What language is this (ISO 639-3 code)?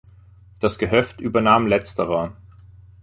deu